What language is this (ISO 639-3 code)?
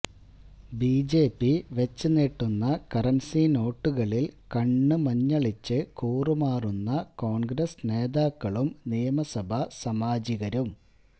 mal